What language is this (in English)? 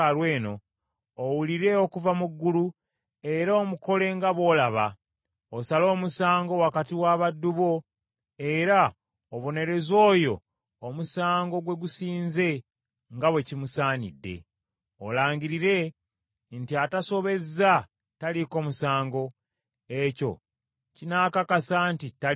Ganda